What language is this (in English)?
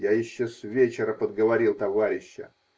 Russian